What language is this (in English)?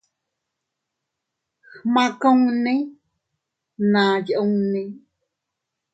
Teutila Cuicatec